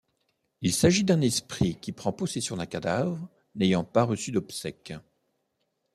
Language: French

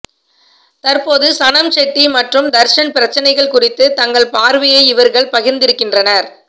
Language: Tamil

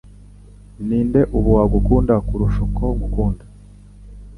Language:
Kinyarwanda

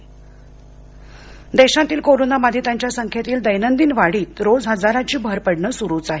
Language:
Marathi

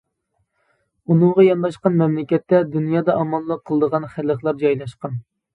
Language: Uyghur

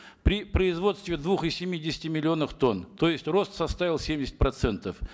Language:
Kazakh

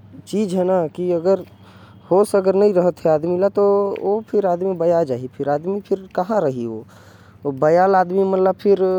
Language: Korwa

